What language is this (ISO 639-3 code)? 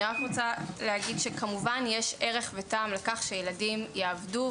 heb